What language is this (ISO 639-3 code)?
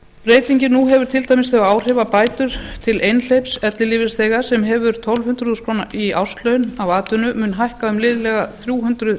isl